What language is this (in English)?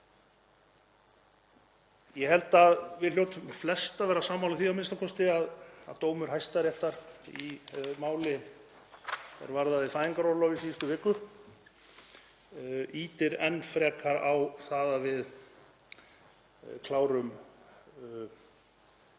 Icelandic